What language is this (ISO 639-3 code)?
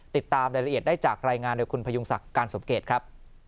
tha